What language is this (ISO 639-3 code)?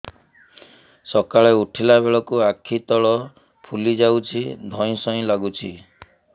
ori